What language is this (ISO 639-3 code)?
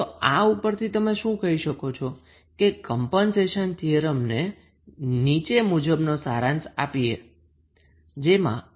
guj